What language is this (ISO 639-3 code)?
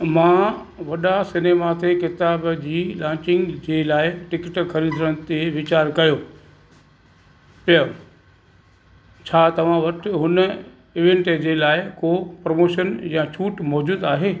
snd